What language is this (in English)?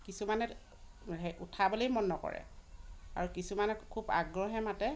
Assamese